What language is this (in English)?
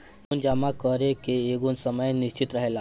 Bhojpuri